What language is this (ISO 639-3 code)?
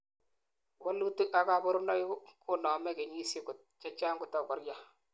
kln